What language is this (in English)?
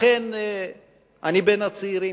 Hebrew